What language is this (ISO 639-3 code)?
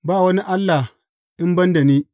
hau